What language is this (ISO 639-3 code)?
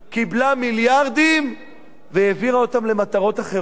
heb